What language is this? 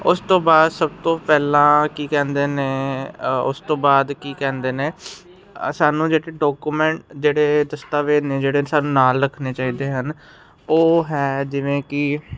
Punjabi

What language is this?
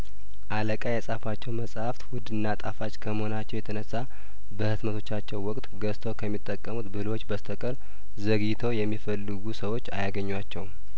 Amharic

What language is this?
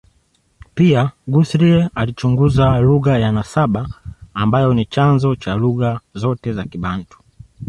Swahili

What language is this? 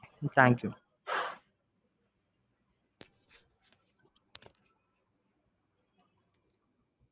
Tamil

